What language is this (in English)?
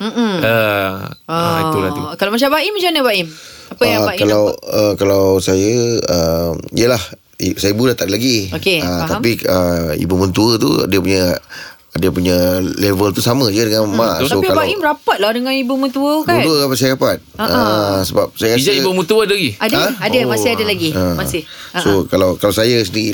Malay